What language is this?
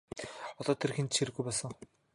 Mongolian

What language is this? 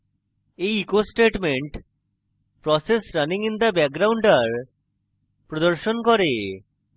Bangla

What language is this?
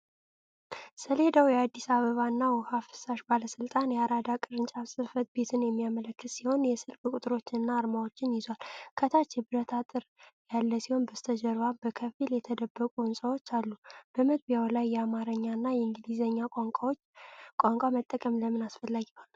Amharic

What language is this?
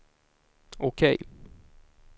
Swedish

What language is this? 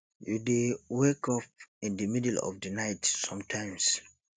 Nigerian Pidgin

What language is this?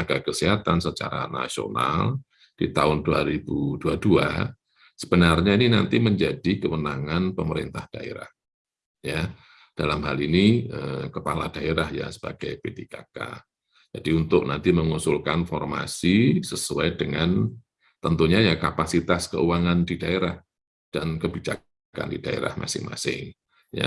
Indonesian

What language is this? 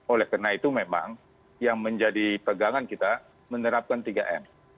Indonesian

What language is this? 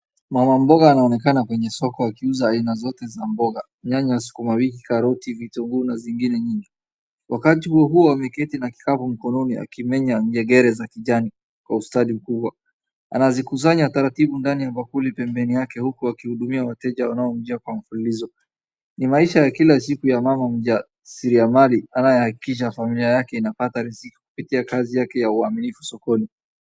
Swahili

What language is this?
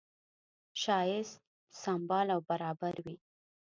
Pashto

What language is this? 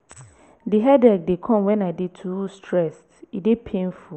Nigerian Pidgin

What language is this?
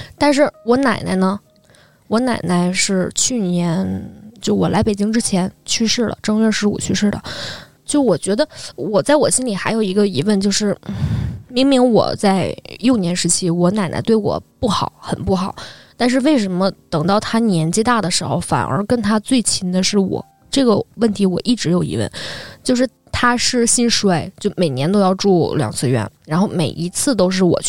Chinese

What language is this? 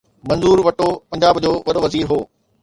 Sindhi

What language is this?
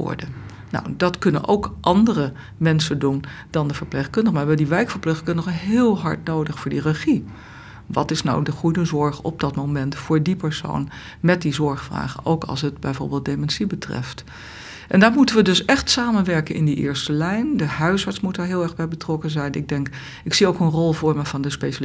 Dutch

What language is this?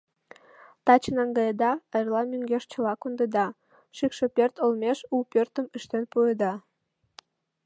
Mari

